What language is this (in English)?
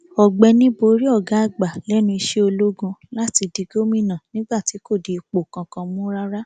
Yoruba